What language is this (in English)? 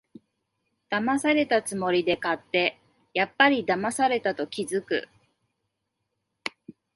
Japanese